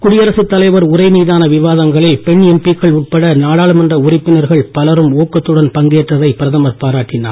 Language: Tamil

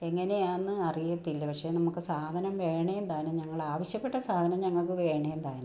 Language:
Malayalam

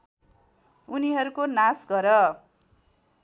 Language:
Nepali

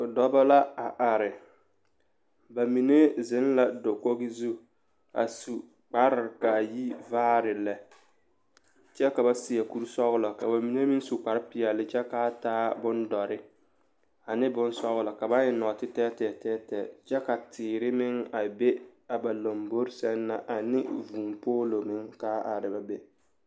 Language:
Southern Dagaare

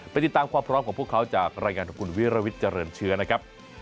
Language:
Thai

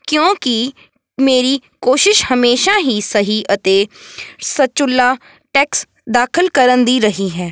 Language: Punjabi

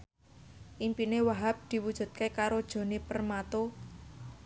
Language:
Javanese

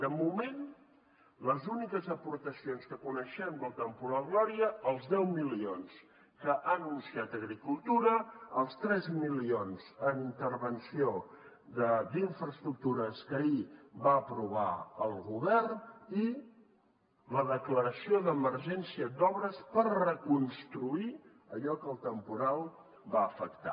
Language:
Catalan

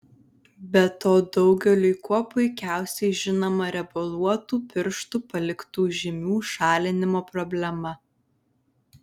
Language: Lithuanian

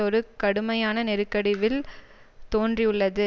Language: Tamil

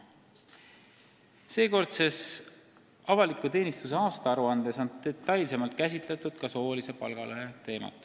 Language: Estonian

